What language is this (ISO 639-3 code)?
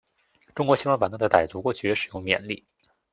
zho